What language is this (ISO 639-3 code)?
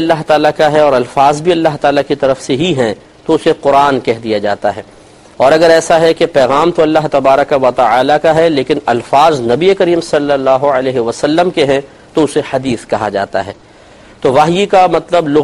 urd